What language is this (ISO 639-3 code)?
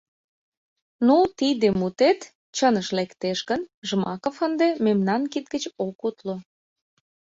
chm